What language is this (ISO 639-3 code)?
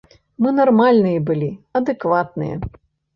bel